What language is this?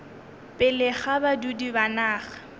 Northern Sotho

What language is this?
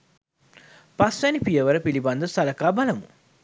Sinhala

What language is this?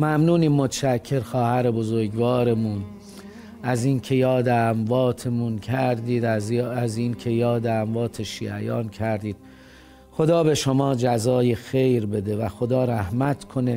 Persian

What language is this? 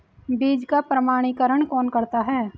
Hindi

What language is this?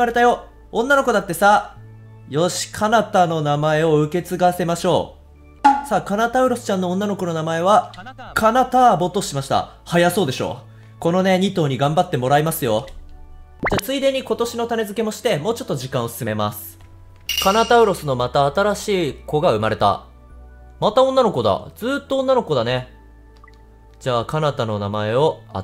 Japanese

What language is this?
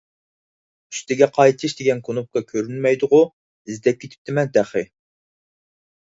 Uyghur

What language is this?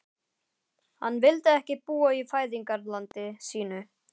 Icelandic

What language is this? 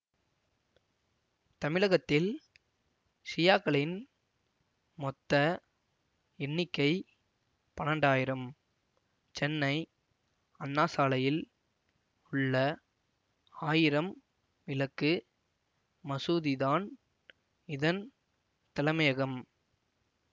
Tamil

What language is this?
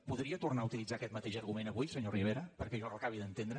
Catalan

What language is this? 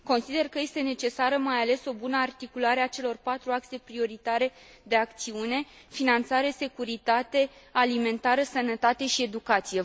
Romanian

